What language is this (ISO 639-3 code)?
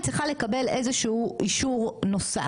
heb